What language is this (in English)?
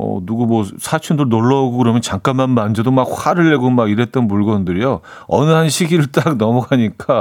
Korean